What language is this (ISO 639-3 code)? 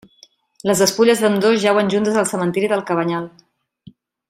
cat